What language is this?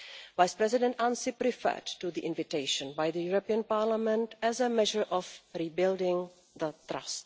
English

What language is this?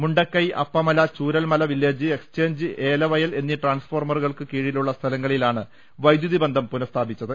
Malayalam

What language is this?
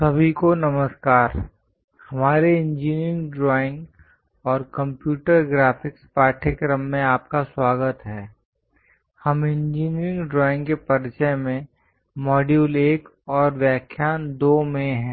Hindi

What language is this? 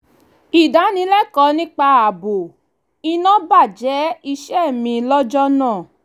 Yoruba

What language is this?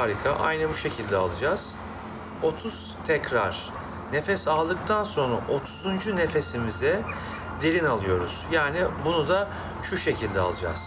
Turkish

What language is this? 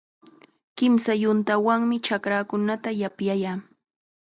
Chiquián Ancash Quechua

